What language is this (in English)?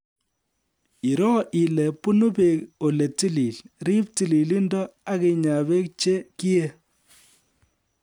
Kalenjin